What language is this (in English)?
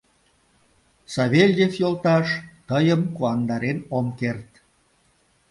Mari